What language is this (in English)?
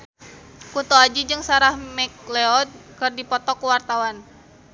Sundanese